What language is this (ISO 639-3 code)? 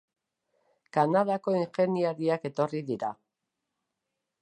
eus